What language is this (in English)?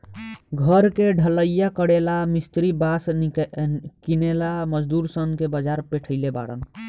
Bhojpuri